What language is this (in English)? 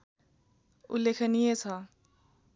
Nepali